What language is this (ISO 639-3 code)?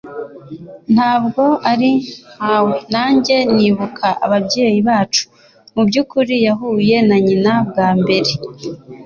kin